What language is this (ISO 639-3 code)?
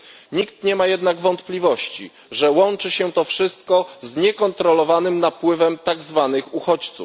pol